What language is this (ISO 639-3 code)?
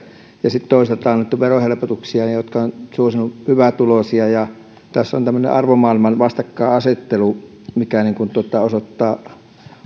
fin